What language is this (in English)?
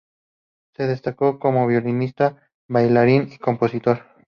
Spanish